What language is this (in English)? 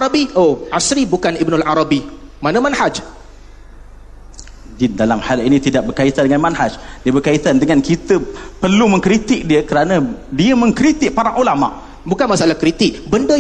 Malay